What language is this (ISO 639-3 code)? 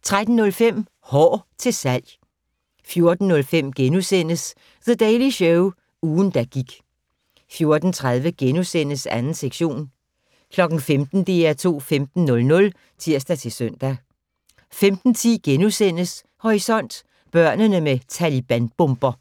dan